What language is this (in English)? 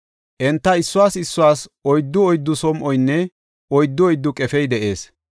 Gofa